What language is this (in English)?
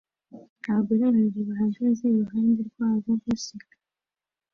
Kinyarwanda